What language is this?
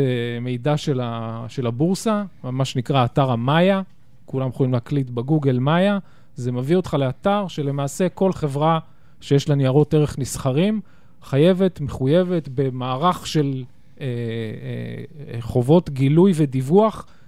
Hebrew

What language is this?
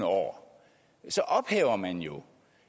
Danish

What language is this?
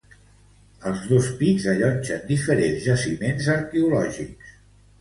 Catalan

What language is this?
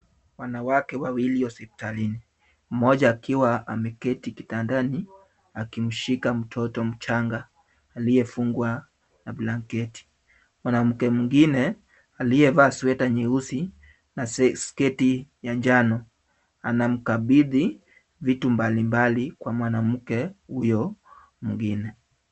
Swahili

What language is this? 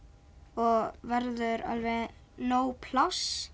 Icelandic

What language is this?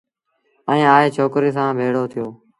Sindhi Bhil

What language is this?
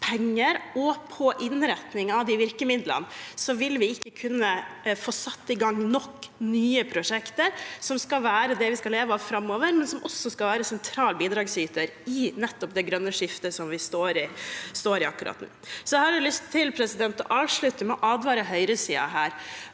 Norwegian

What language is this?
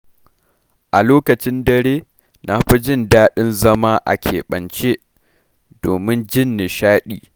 Hausa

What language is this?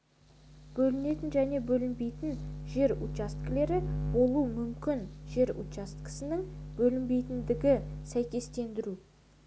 Kazakh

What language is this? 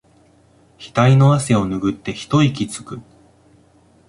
Japanese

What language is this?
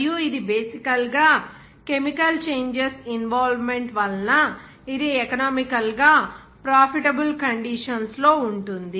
Telugu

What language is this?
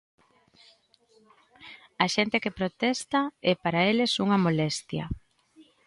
Galician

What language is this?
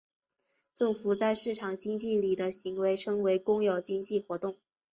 Chinese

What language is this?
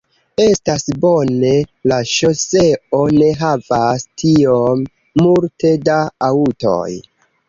Esperanto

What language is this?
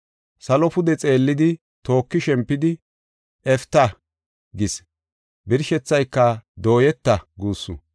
Gofa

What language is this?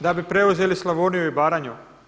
Croatian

